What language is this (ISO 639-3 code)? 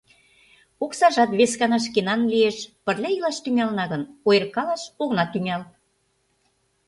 chm